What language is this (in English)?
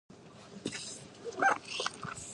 Chinese